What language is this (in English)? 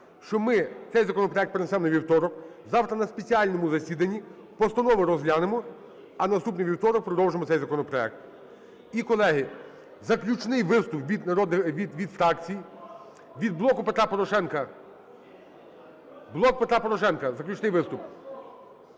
Ukrainian